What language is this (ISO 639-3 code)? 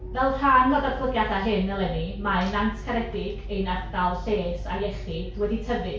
cym